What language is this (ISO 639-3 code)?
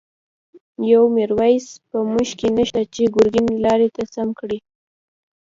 pus